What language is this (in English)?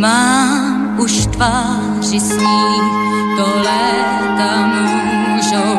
Slovak